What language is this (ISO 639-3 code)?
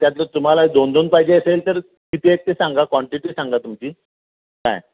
mar